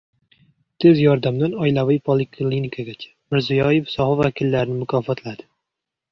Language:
Uzbek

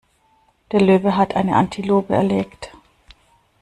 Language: German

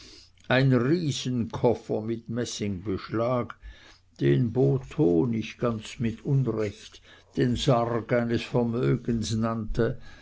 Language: German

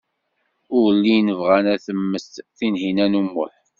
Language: Kabyle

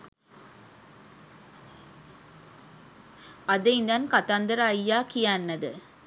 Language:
Sinhala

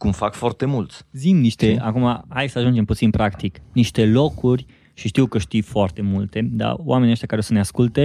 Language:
Romanian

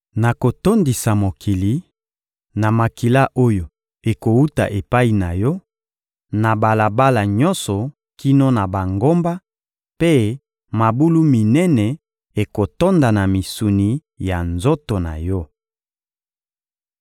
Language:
Lingala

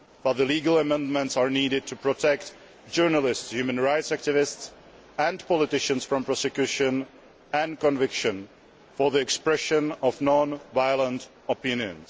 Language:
English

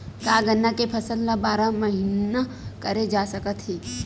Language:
Chhattisgarhi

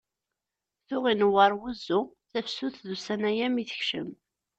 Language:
Kabyle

